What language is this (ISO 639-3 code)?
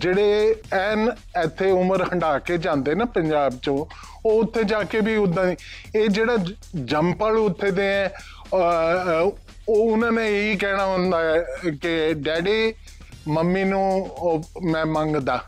pan